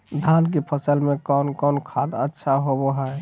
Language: Magahi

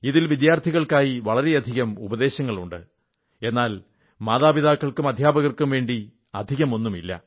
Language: Malayalam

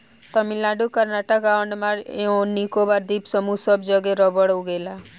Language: Bhojpuri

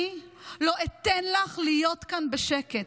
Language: Hebrew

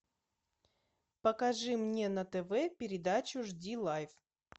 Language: Russian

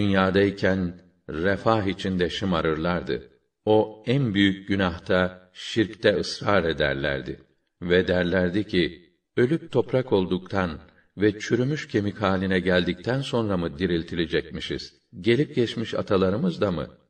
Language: Turkish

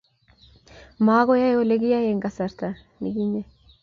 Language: Kalenjin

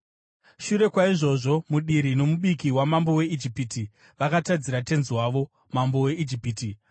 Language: Shona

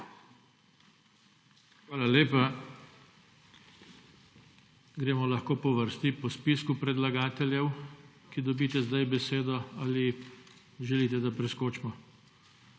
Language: Slovenian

